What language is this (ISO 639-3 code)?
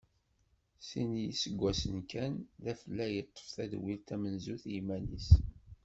kab